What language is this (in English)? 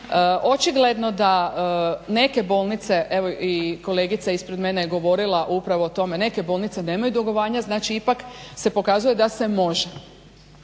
Croatian